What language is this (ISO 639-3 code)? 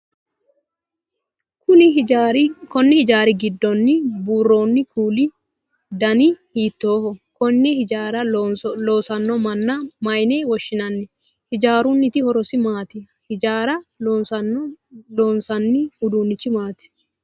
sid